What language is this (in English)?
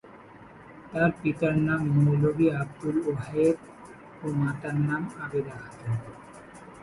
Bangla